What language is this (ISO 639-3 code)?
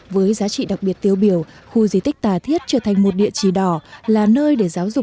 vie